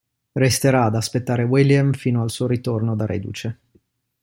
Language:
Italian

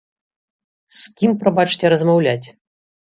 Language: Belarusian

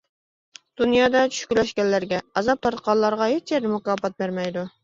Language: Uyghur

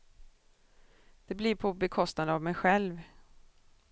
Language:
Swedish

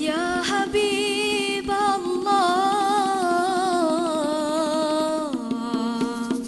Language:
Arabic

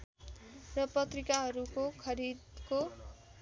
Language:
Nepali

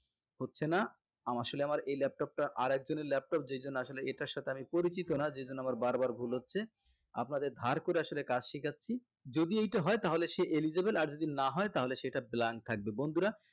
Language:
Bangla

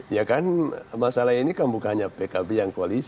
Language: Indonesian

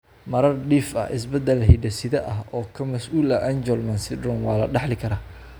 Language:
Somali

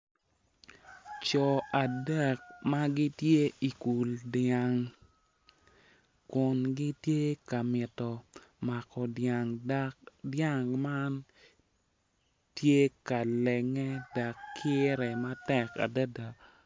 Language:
Acoli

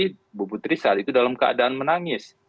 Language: Indonesian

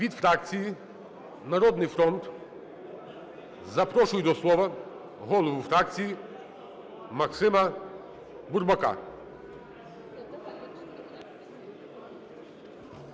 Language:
Ukrainian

